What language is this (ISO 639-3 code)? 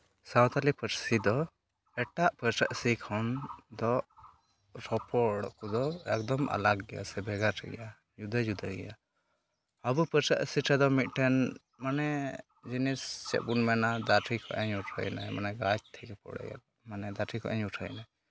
sat